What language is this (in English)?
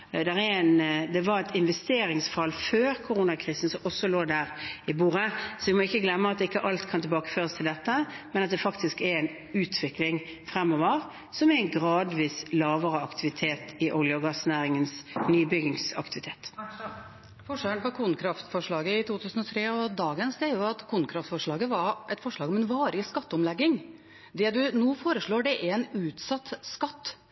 Norwegian